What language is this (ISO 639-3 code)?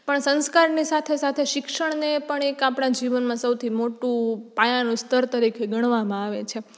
guj